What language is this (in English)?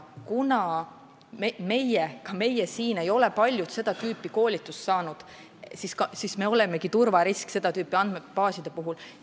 Estonian